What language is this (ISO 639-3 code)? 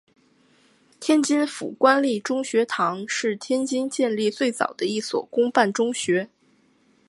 zho